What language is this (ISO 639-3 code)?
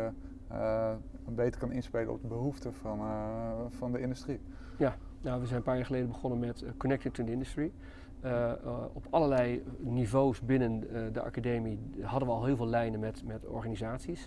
nld